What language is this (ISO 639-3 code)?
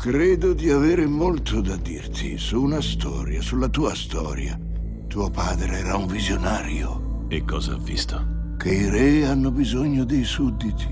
ita